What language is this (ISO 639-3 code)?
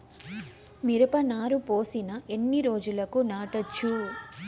tel